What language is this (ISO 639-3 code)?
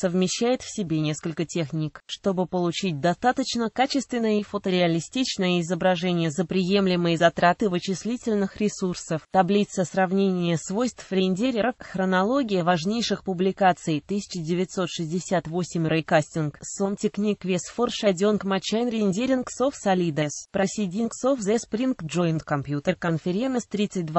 rus